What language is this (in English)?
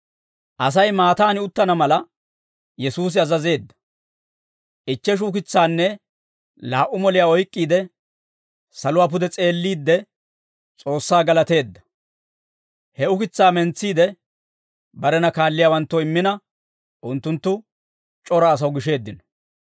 Dawro